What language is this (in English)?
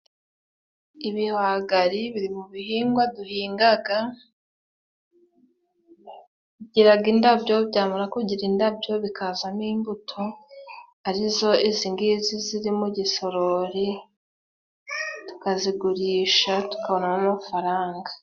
Kinyarwanda